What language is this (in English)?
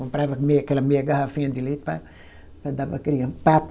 Portuguese